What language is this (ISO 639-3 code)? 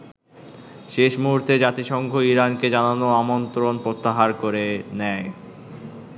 ben